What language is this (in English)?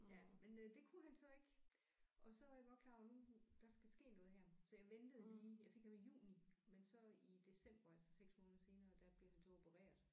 Danish